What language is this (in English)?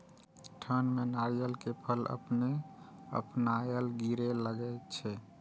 Maithili